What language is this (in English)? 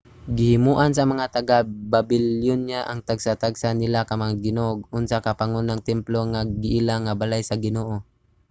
Cebuano